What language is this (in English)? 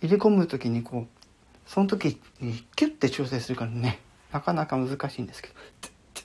Japanese